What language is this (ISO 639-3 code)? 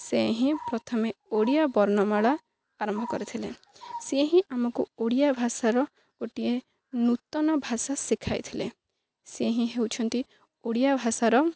ori